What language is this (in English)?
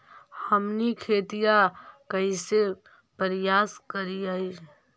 Magahi